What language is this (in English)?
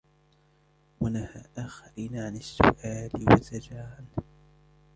Arabic